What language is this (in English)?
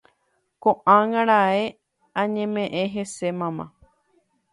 Guarani